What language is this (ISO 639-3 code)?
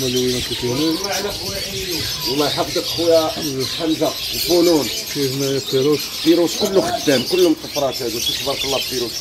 ara